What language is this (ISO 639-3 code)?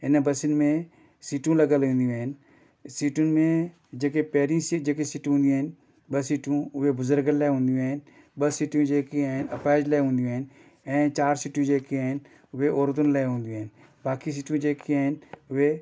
snd